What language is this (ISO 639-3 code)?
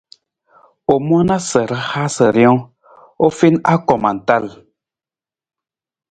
nmz